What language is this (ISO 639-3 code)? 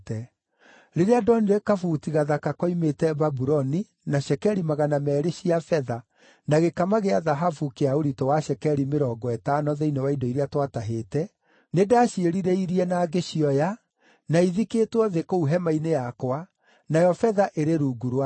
kik